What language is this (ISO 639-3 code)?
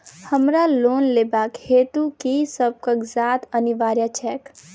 mai